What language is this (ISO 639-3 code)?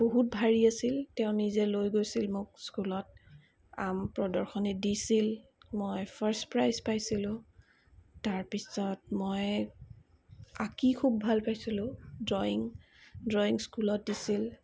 asm